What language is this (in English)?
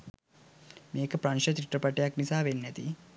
Sinhala